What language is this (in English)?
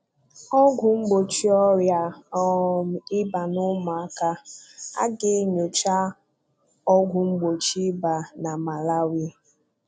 Igbo